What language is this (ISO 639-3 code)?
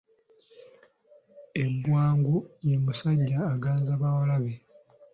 lug